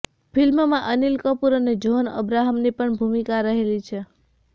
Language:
Gujarati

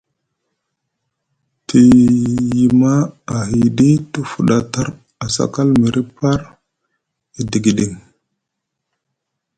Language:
Musgu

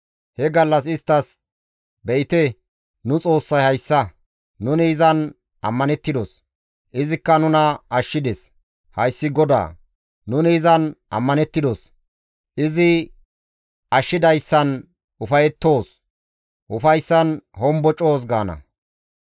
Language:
Gamo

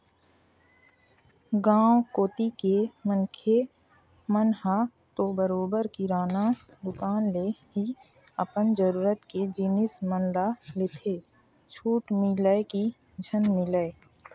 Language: Chhattisgarhi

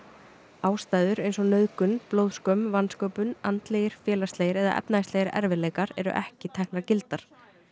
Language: Icelandic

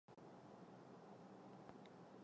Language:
Chinese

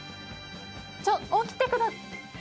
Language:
Japanese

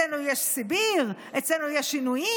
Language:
Hebrew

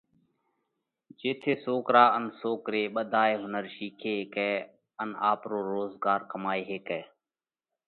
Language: Parkari Koli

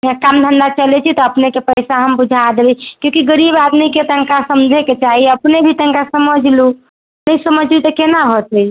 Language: Maithili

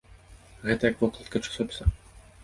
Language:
Belarusian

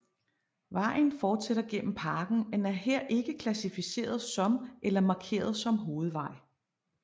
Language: Danish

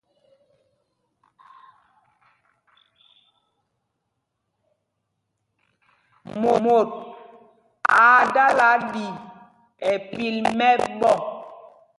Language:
Mpumpong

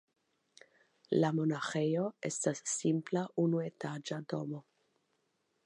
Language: Esperanto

